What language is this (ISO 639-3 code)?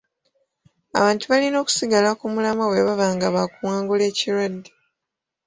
lug